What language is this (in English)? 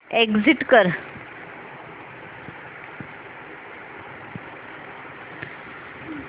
Marathi